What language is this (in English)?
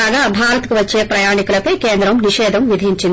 Telugu